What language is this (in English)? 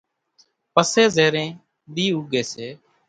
Kachi Koli